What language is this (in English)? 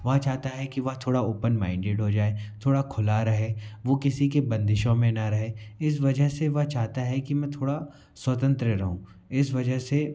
Hindi